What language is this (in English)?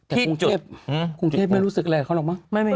Thai